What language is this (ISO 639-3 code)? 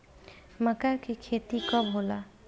bho